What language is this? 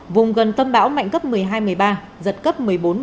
Vietnamese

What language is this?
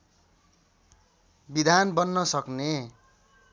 Nepali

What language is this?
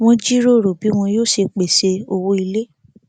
Yoruba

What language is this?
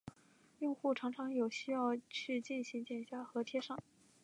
Chinese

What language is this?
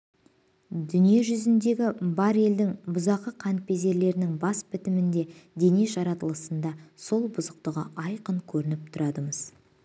Kazakh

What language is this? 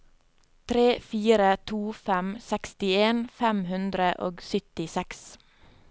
Norwegian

